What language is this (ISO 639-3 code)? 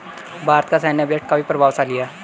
hin